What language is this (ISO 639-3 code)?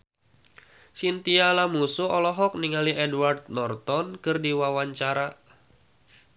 sun